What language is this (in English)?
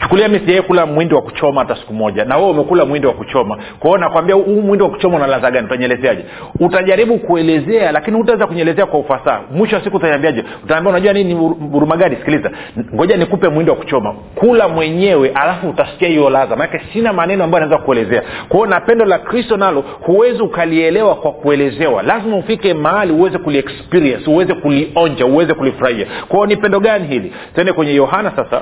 Swahili